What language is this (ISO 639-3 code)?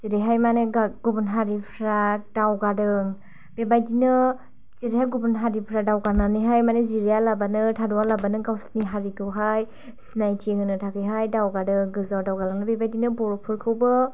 brx